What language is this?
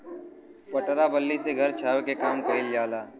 Bhojpuri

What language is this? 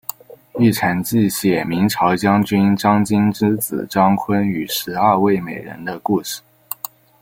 Chinese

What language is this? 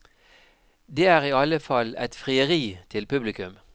Norwegian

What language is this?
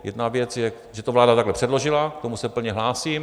Czech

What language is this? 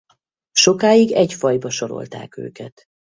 Hungarian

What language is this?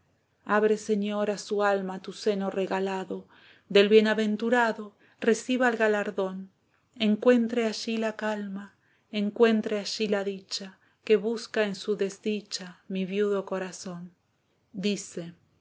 Spanish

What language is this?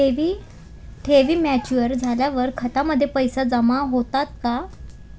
Marathi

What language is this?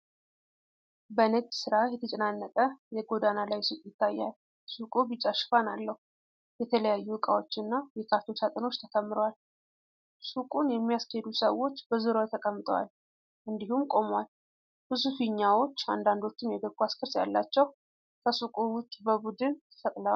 Amharic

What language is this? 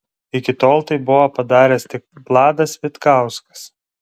Lithuanian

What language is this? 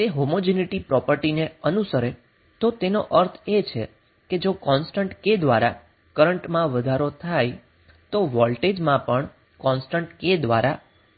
Gujarati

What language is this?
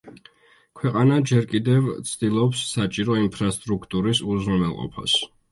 Georgian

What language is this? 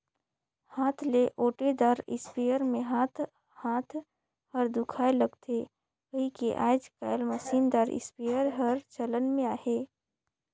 Chhattisgarhi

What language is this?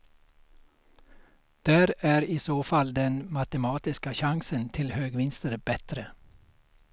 Swedish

